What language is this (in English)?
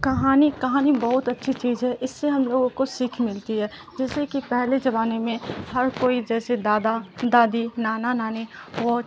Urdu